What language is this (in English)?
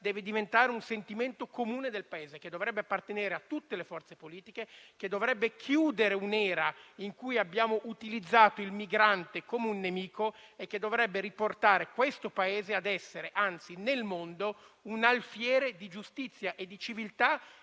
Italian